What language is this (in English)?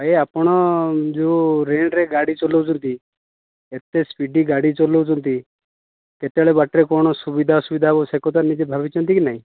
Odia